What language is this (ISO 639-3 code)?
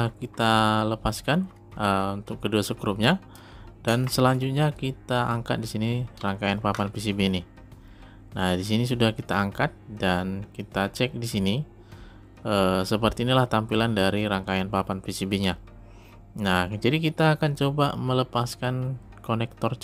ind